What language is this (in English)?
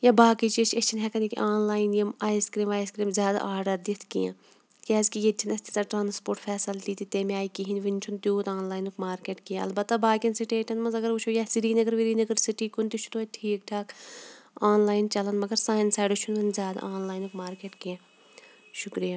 Kashmiri